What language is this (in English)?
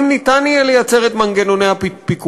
Hebrew